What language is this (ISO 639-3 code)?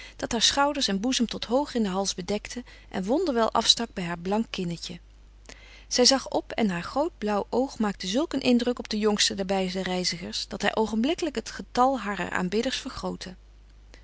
nld